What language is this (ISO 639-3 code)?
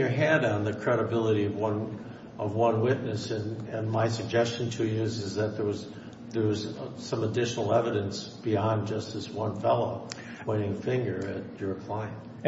eng